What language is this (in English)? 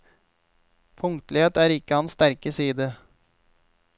Norwegian